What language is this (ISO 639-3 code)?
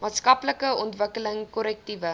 afr